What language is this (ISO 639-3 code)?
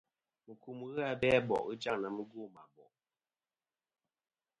bkm